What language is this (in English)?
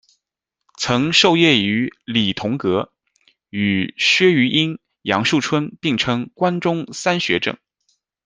Chinese